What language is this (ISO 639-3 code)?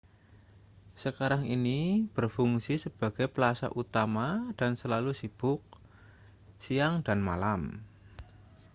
ind